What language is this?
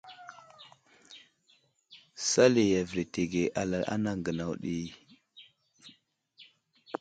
Wuzlam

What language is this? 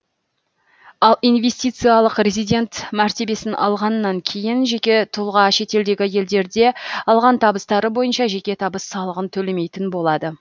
Kazakh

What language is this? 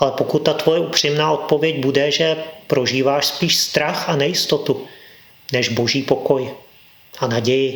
Czech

